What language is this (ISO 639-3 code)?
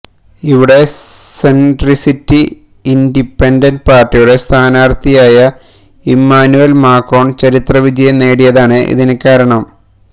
mal